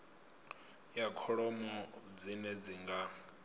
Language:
Venda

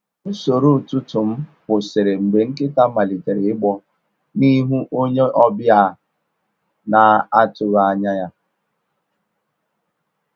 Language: Igbo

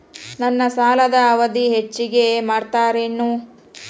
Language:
Kannada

